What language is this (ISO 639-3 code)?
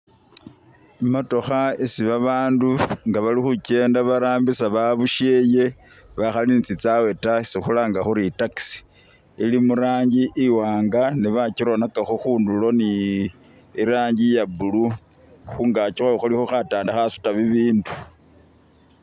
myx